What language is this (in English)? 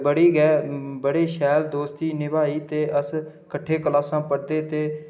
Dogri